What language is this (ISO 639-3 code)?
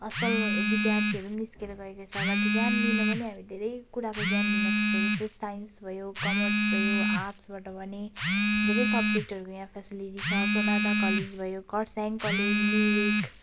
nep